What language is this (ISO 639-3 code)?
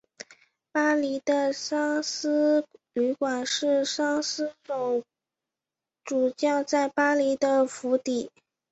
zho